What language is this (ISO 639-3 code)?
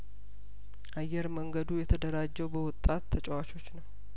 amh